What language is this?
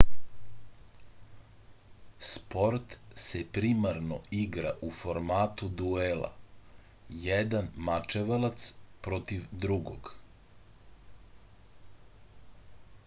Serbian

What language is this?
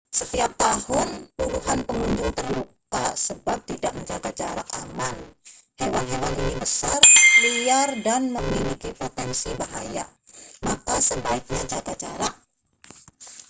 Indonesian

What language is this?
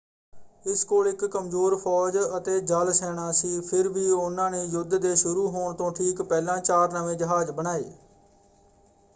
Punjabi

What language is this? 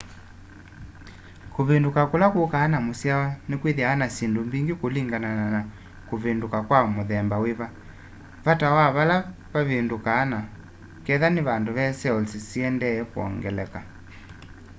Kamba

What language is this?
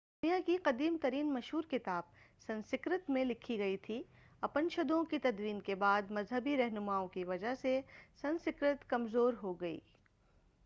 Urdu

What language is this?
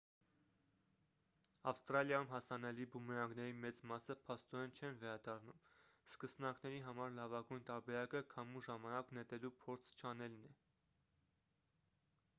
Armenian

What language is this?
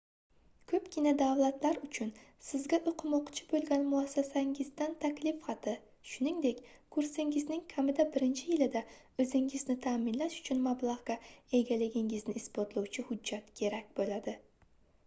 Uzbek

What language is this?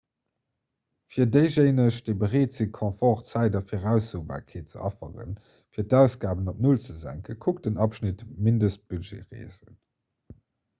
Luxembourgish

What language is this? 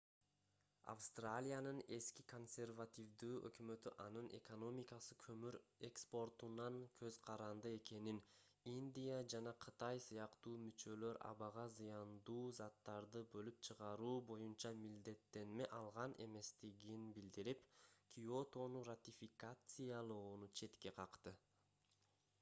Kyrgyz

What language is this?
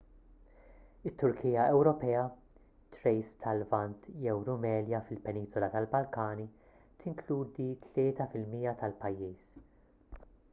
Maltese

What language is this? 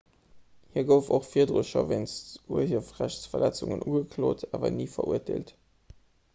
Luxembourgish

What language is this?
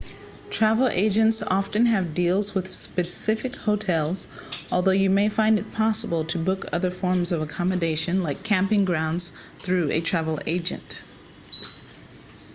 English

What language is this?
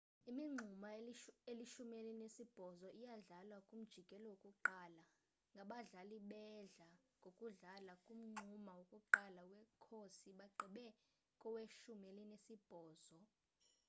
Xhosa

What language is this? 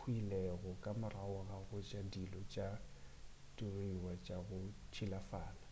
Northern Sotho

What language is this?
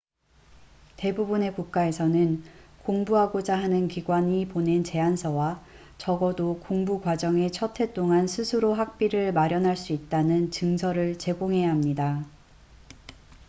Korean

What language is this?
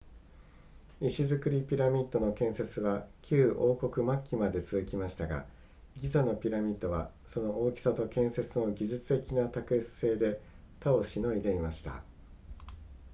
Japanese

